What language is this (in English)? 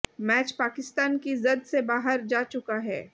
Hindi